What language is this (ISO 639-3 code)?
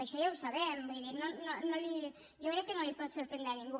cat